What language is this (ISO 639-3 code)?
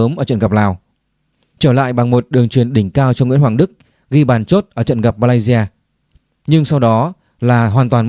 vie